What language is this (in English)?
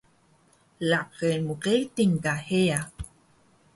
Taroko